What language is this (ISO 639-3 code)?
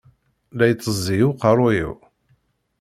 kab